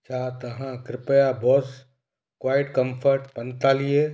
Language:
Sindhi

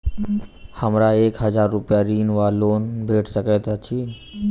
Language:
Maithili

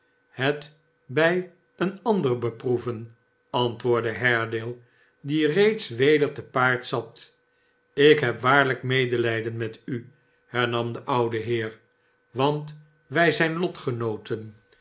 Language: Dutch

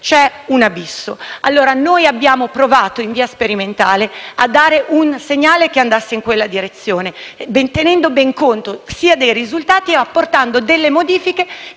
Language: Italian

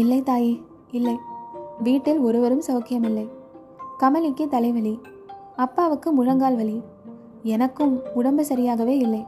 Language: Tamil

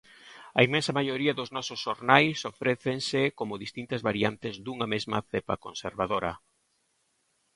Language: Galician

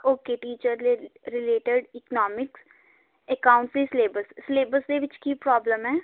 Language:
Punjabi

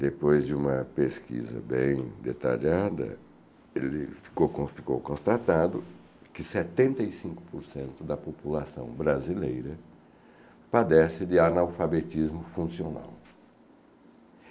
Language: Portuguese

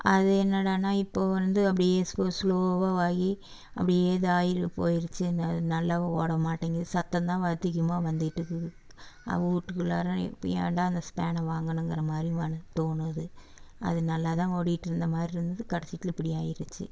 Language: Tamil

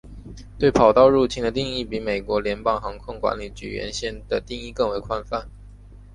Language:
Chinese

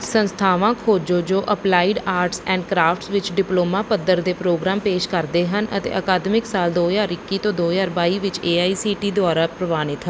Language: Punjabi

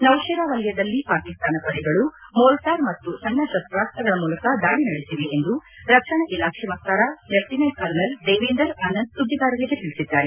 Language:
Kannada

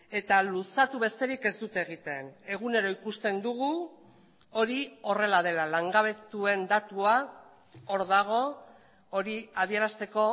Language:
Basque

